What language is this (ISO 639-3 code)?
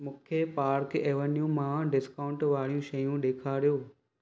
snd